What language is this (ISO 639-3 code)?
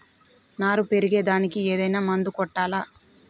tel